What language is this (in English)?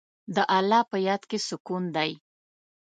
Pashto